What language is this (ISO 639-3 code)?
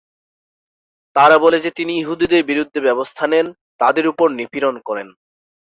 ben